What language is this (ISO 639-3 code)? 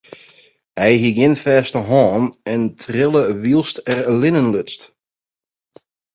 fry